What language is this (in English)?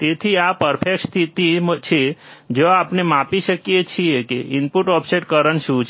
Gujarati